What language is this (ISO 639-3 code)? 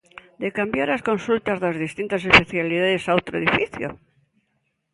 glg